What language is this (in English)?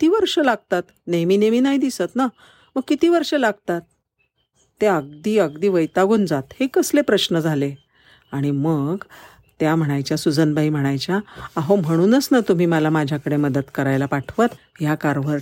Marathi